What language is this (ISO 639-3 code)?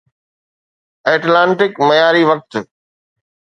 snd